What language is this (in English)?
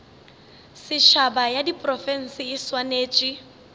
Northern Sotho